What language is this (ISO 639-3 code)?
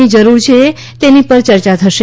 guj